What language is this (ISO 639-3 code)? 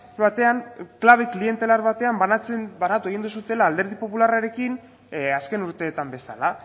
eus